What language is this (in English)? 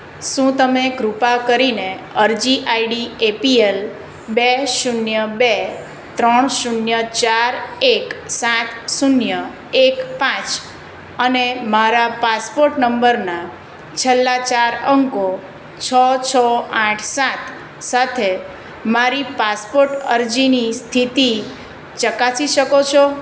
Gujarati